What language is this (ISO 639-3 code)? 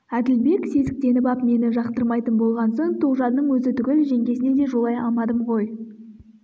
kaz